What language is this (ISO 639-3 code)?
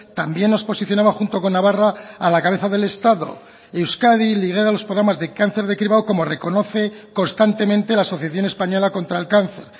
spa